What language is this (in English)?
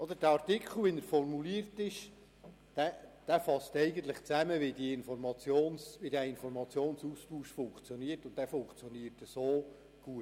Swiss German